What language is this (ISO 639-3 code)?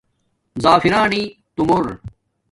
dmk